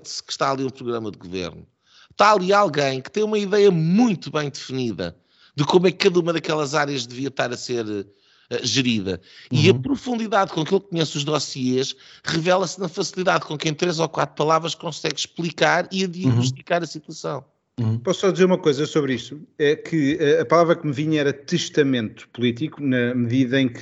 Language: Portuguese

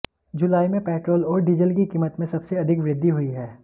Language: Hindi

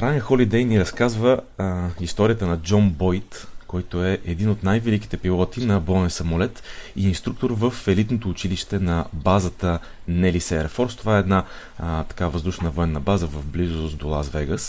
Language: Bulgarian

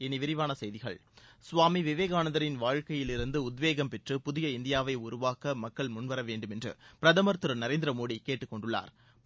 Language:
Tamil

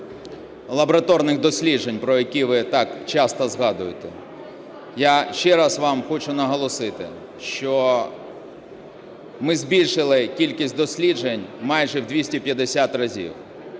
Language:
Ukrainian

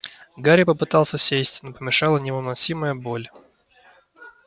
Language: Russian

